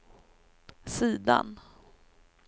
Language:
Swedish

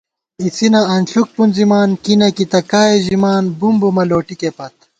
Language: Gawar-Bati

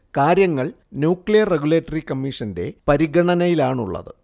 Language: Malayalam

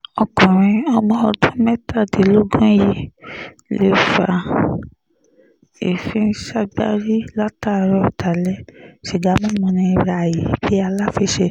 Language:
Yoruba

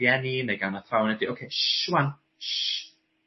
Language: Welsh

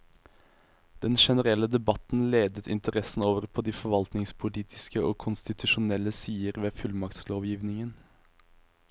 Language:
Norwegian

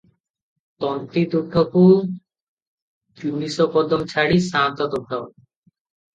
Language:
Odia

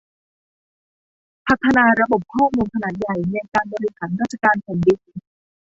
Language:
Thai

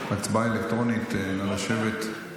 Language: Hebrew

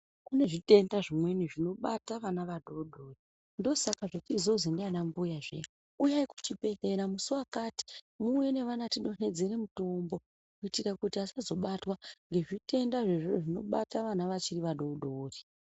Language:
Ndau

